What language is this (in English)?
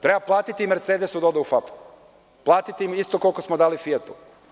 Serbian